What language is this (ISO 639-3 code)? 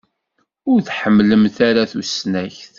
kab